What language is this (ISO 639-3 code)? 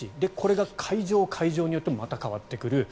jpn